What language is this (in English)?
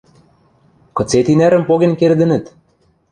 Western Mari